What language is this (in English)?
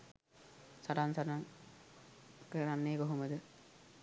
Sinhala